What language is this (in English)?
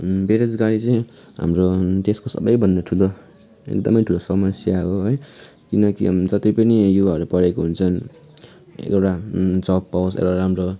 Nepali